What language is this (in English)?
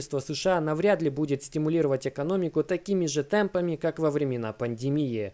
Russian